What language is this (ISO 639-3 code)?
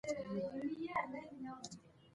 pus